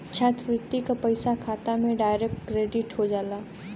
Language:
Bhojpuri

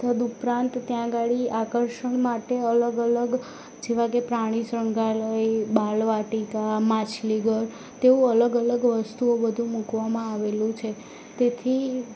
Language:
Gujarati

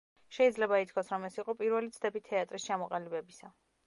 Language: Georgian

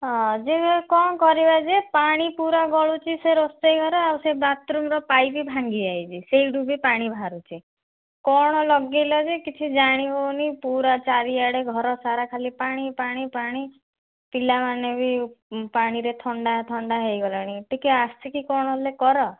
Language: Odia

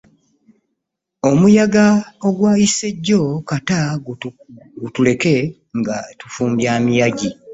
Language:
Ganda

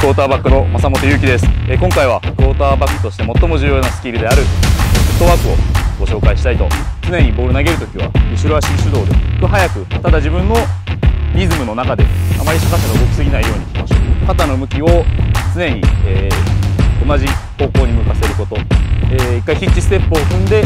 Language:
Japanese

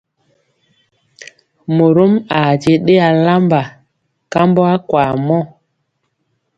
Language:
Mpiemo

